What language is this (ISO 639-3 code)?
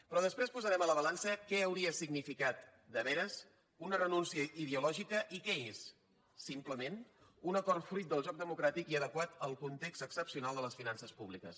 cat